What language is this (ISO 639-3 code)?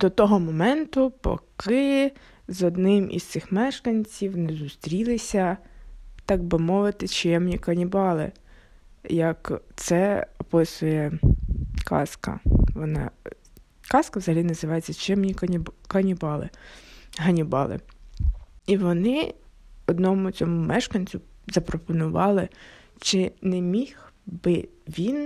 ukr